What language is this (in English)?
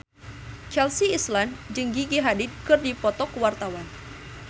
Sundanese